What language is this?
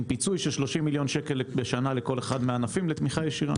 Hebrew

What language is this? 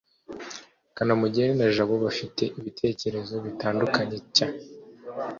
Kinyarwanda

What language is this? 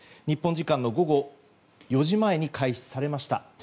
Japanese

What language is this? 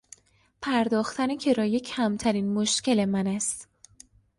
Persian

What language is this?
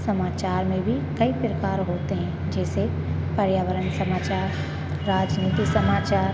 Hindi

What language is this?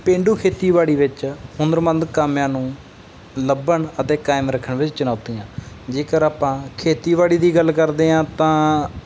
Punjabi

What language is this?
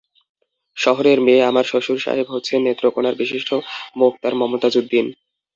Bangla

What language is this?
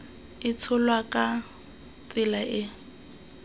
Tswana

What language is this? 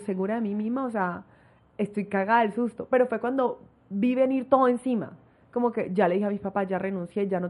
Spanish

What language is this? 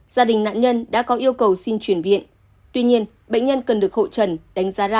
Vietnamese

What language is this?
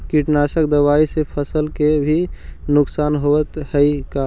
Magahi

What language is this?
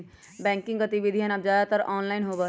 Magahi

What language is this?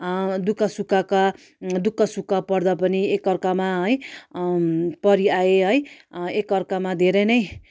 Nepali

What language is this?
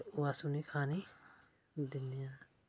Dogri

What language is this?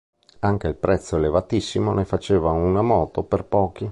Italian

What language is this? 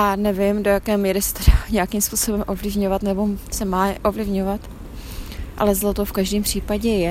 Czech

